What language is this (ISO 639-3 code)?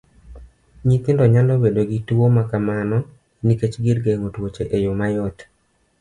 luo